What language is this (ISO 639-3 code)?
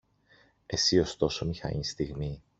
ell